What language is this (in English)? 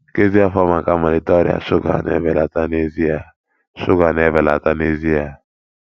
Igbo